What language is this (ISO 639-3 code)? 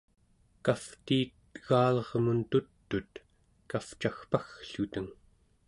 esu